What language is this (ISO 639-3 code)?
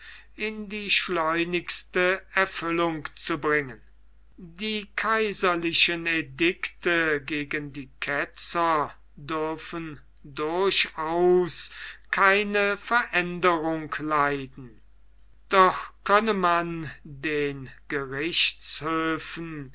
deu